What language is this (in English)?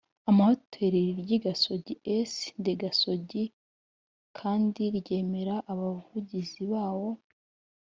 Kinyarwanda